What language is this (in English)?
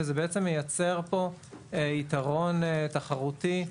Hebrew